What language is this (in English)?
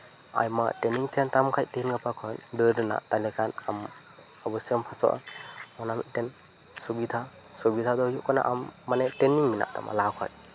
Santali